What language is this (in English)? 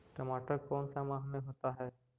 Magahi